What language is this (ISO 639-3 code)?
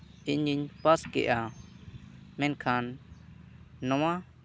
sat